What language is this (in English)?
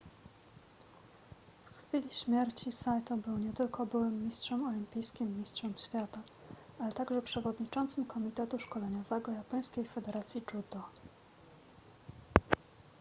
Polish